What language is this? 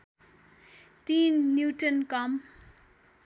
Nepali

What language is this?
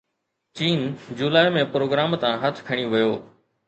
Sindhi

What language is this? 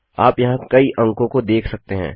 Hindi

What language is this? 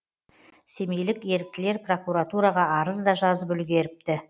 Kazakh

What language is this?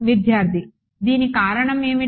Telugu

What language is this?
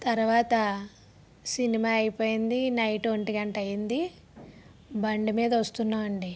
Telugu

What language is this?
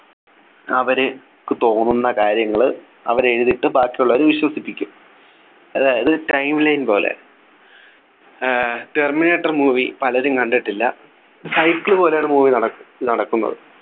Malayalam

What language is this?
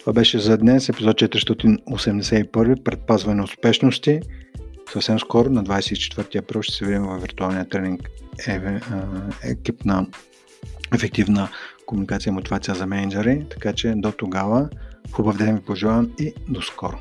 Bulgarian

